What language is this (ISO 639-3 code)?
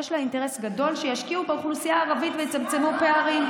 heb